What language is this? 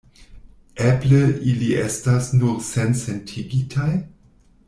Esperanto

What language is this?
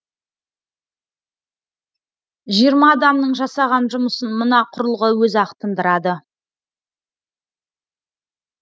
Kazakh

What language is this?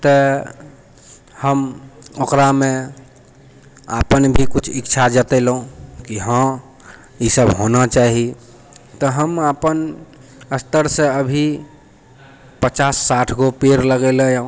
Maithili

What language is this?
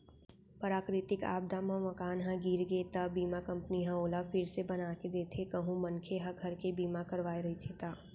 Chhattisgarhi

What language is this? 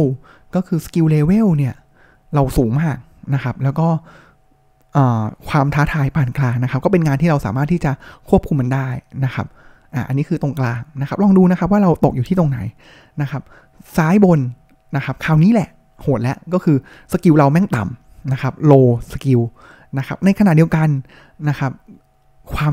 Thai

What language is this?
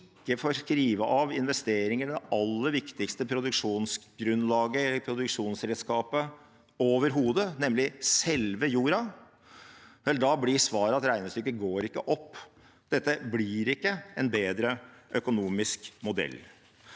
Norwegian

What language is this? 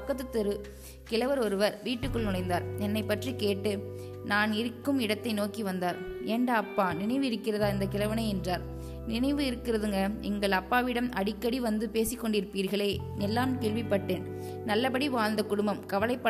Tamil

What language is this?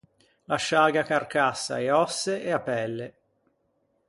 Ligurian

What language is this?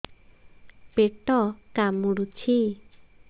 Odia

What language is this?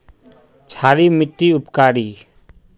Magahi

